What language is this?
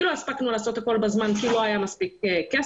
Hebrew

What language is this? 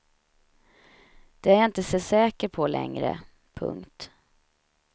Swedish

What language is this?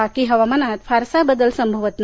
Marathi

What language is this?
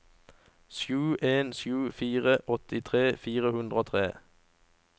Norwegian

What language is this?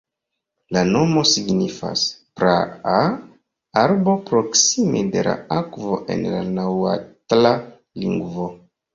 Esperanto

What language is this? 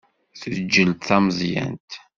Kabyle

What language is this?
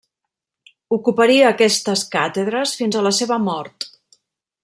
Catalan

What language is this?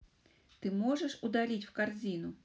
Russian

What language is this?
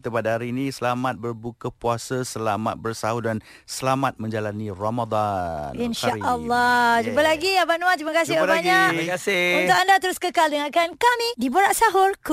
Malay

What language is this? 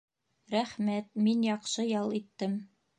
Bashkir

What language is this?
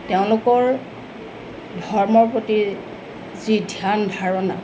Assamese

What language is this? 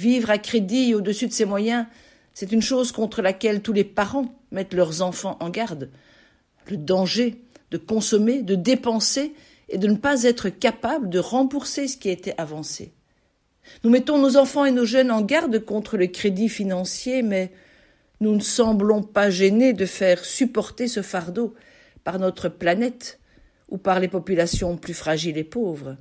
French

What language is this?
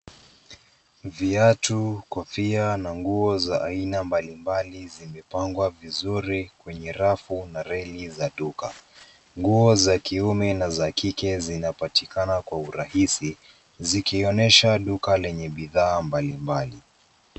Swahili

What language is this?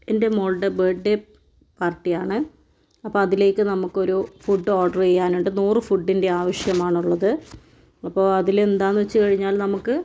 Malayalam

